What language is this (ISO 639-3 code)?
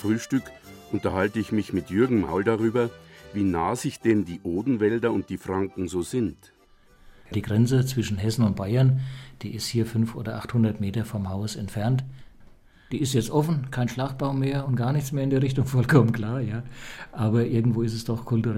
deu